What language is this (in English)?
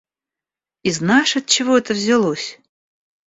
Russian